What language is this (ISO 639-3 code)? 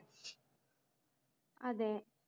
mal